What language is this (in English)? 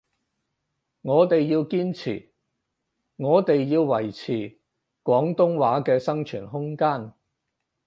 Cantonese